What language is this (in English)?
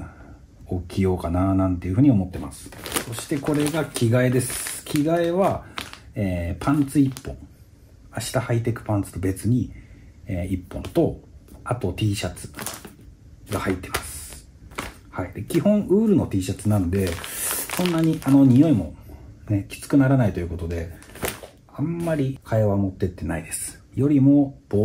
Japanese